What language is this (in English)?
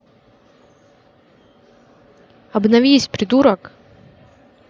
Russian